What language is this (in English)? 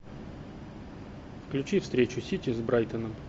Russian